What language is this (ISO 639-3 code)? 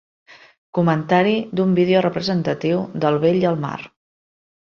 cat